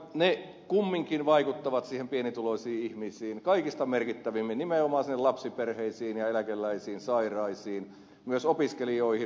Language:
Finnish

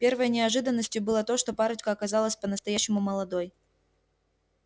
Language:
Russian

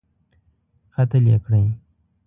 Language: Pashto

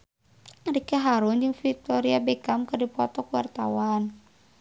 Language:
Sundanese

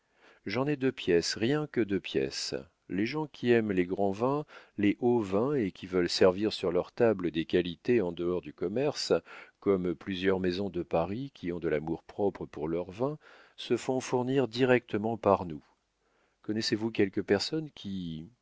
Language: French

